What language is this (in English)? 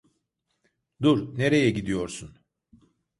Turkish